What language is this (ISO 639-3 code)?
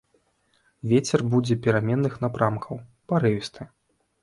bel